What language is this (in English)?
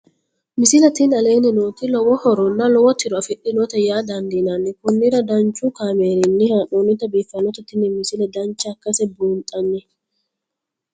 Sidamo